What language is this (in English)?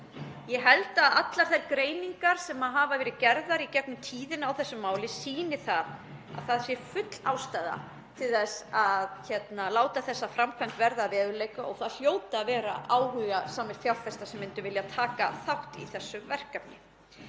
Icelandic